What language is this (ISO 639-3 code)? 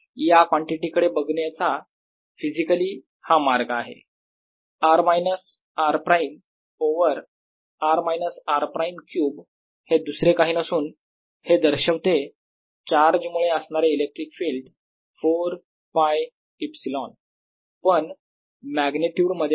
mar